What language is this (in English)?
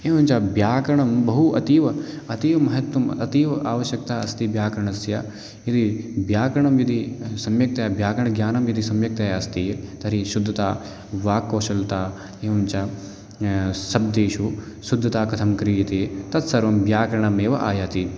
Sanskrit